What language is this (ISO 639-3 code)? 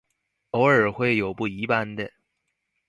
zho